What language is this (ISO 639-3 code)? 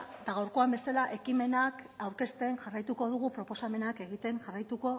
eus